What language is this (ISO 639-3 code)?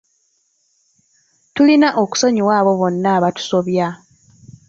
lug